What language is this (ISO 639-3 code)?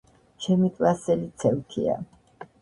kat